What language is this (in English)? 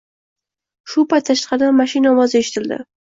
Uzbek